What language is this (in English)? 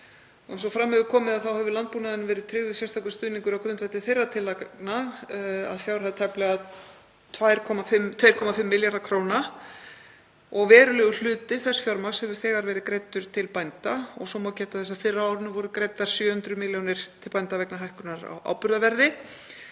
Icelandic